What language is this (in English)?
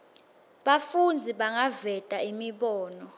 Swati